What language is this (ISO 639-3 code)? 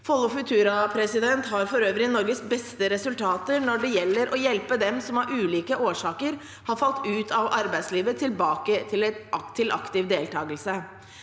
nor